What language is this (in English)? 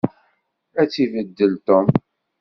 Kabyle